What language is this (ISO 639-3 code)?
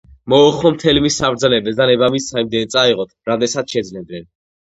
kat